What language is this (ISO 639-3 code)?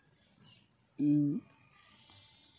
sat